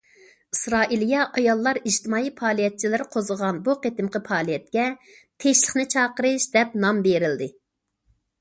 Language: Uyghur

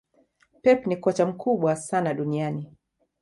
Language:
Swahili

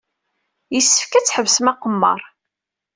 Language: Kabyle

